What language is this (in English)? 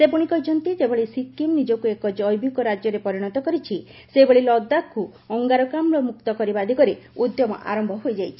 Odia